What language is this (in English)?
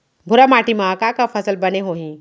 Chhattisgarhi